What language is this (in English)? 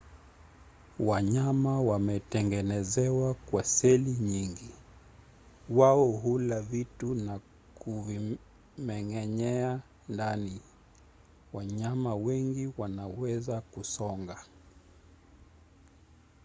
Swahili